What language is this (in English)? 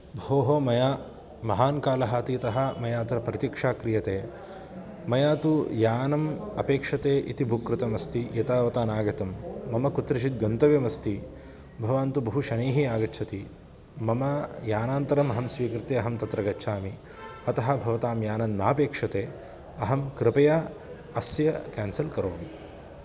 Sanskrit